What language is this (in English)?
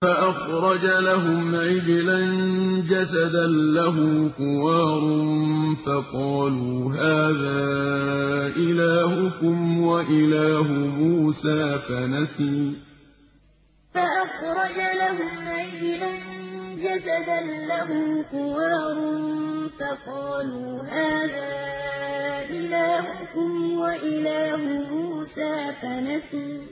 Arabic